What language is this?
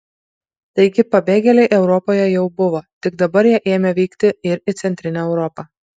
Lithuanian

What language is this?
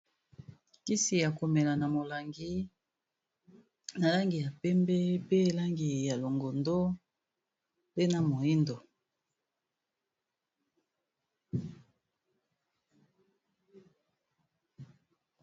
Lingala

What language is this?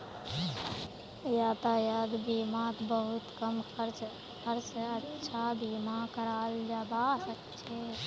Magahi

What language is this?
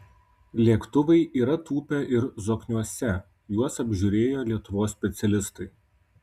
Lithuanian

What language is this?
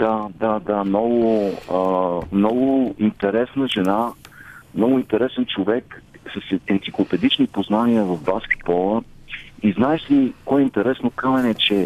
Bulgarian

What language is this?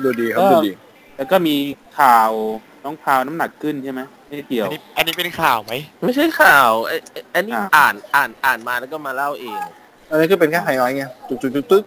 Thai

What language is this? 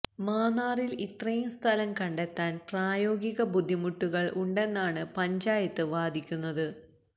Malayalam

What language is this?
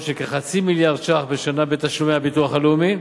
Hebrew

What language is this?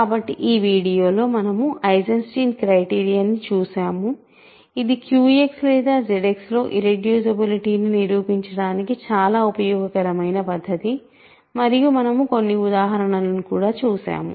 Telugu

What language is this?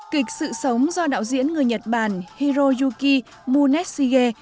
Vietnamese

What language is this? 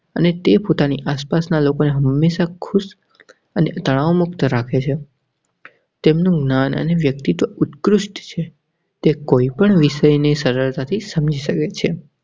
Gujarati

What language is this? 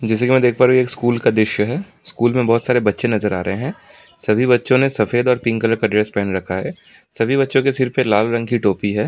Hindi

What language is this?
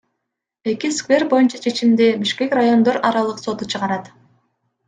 Kyrgyz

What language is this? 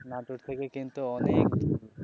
Bangla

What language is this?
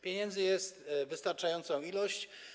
Polish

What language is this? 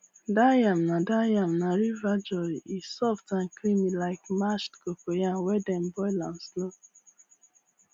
Nigerian Pidgin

